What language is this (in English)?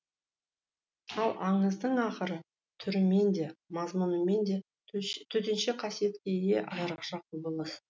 Kazakh